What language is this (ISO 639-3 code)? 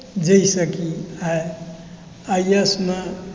mai